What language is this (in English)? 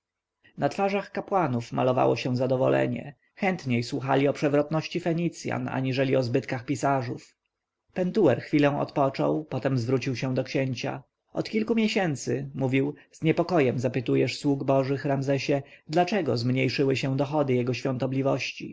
Polish